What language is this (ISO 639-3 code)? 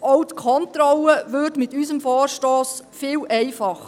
gsw